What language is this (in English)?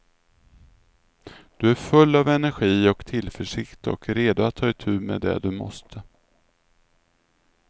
Swedish